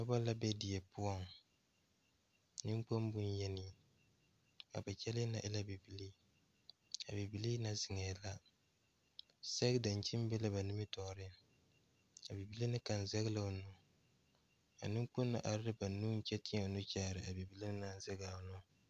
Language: Southern Dagaare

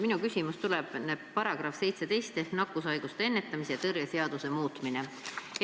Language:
Estonian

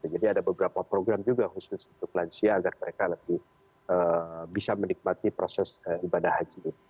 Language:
Indonesian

